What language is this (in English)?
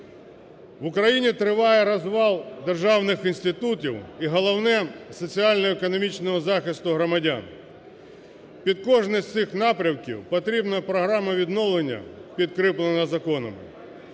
Ukrainian